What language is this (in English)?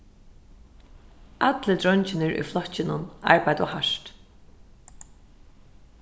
Faroese